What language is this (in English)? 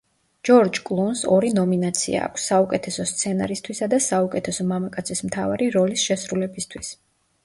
Georgian